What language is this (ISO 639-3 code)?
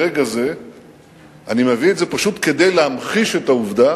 heb